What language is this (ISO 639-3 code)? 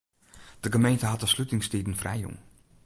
fry